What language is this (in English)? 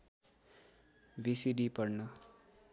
Nepali